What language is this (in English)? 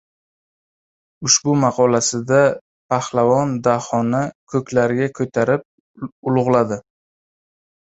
Uzbek